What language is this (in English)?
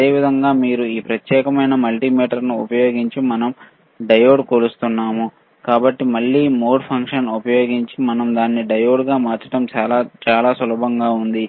Telugu